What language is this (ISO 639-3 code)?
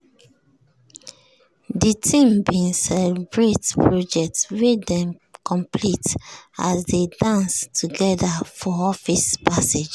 pcm